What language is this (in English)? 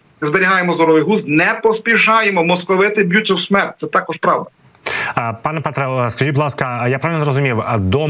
Ukrainian